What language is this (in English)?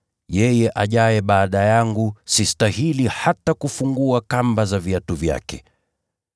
Swahili